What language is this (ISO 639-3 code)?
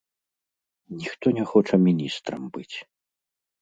bel